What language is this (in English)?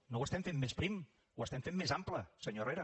Catalan